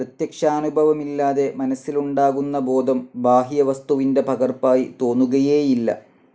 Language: Malayalam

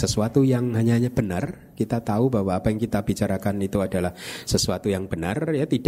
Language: Indonesian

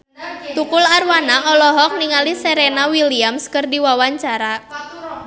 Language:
Sundanese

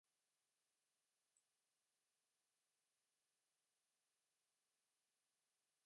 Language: Urdu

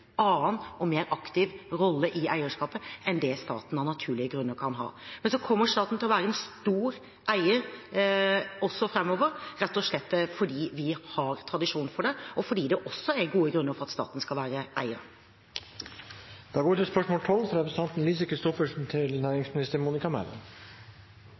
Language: Norwegian Bokmål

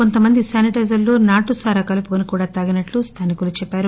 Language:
Telugu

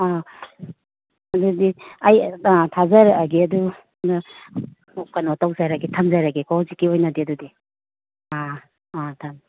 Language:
Manipuri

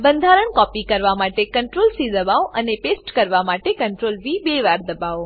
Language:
Gujarati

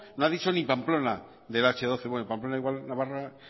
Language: Spanish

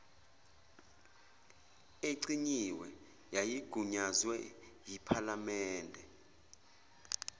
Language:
Zulu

